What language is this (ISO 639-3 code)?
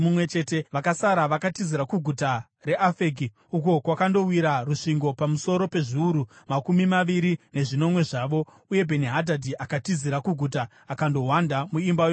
sna